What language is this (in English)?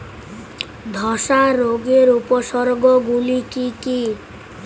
Bangla